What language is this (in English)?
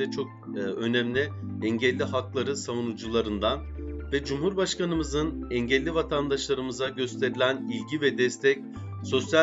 Turkish